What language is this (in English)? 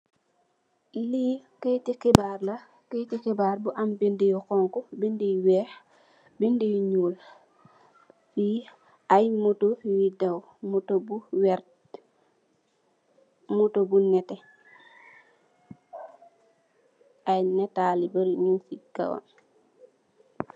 Wolof